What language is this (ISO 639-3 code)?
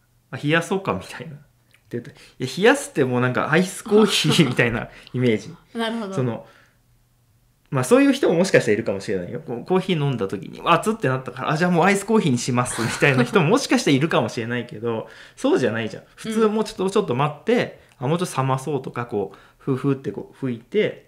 jpn